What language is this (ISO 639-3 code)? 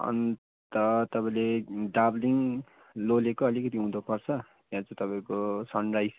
nep